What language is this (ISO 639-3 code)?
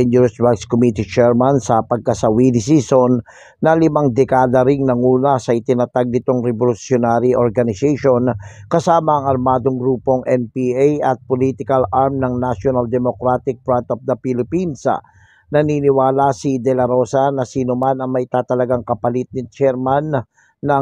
fil